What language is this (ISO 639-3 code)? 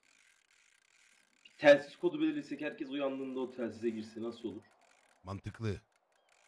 tur